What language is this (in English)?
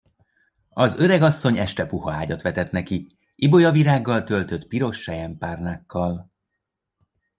Hungarian